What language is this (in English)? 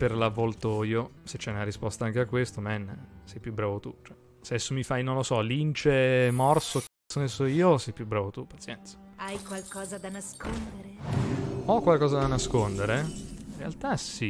Italian